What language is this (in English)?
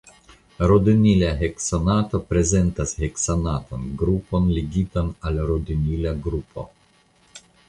Esperanto